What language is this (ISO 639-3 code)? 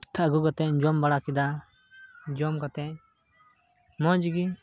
sat